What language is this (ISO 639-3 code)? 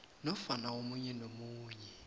nbl